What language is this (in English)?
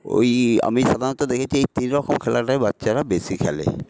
Bangla